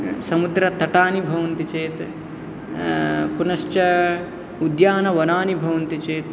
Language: Sanskrit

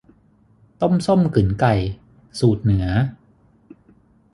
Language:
Thai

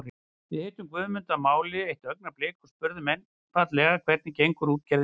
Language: Icelandic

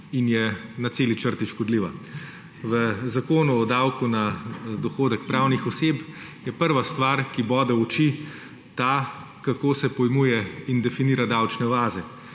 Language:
Slovenian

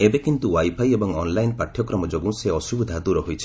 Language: Odia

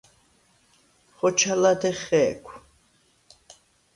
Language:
Svan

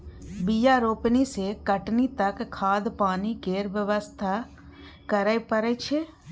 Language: Maithili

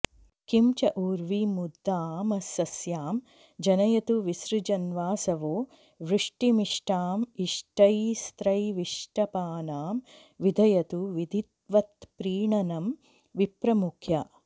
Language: Sanskrit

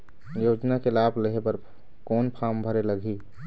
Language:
Chhattisgarhi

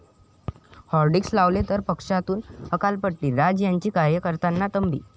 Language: Marathi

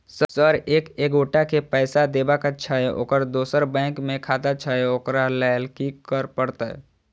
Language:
Maithili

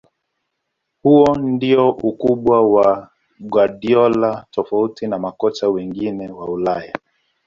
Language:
Swahili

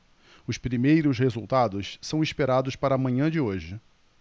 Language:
Portuguese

